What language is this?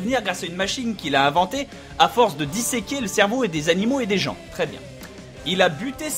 French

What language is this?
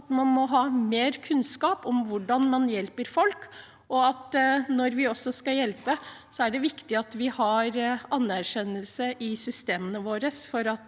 Norwegian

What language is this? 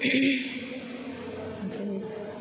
Bodo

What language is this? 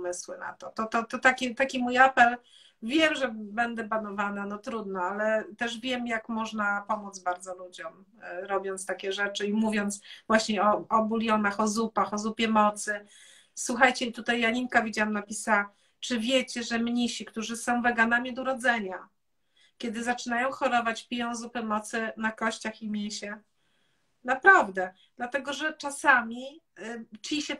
Polish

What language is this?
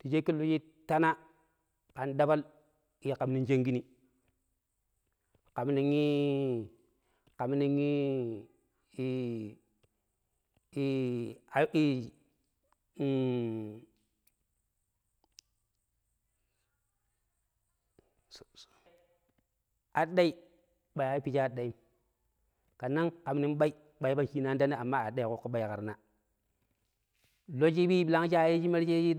Pero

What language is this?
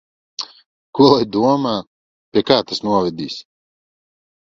Latvian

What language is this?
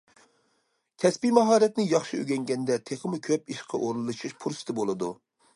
Uyghur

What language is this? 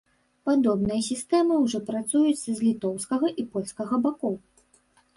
Belarusian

